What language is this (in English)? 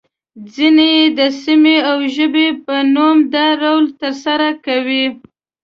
Pashto